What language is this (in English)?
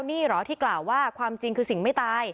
Thai